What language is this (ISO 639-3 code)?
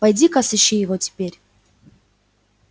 rus